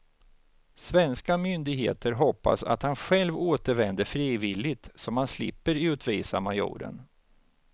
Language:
Swedish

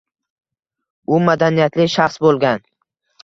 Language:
Uzbek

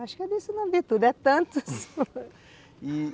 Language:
Portuguese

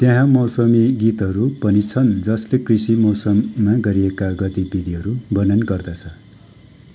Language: Nepali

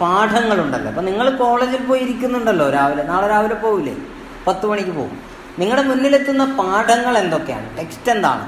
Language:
Malayalam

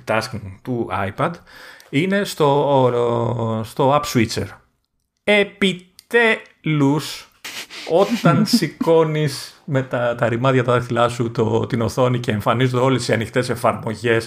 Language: Greek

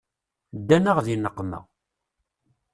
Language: Kabyle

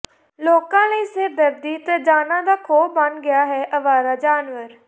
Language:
Punjabi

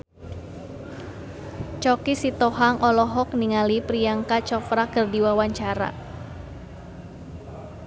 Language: Sundanese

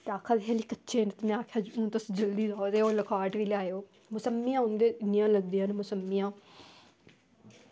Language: Dogri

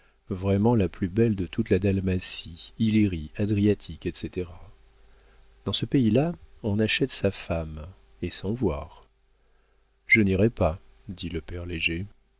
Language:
French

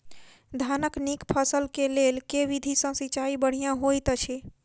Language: Maithili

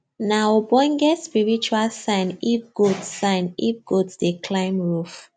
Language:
Nigerian Pidgin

